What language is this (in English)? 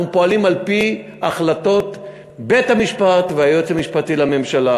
Hebrew